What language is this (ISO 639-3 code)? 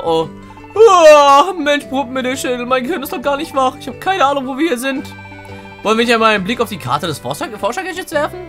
deu